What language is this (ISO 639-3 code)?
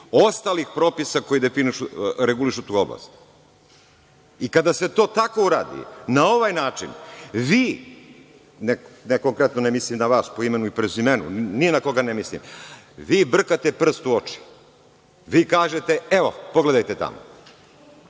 srp